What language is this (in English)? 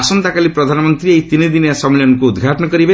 Odia